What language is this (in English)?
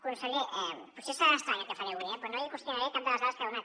Catalan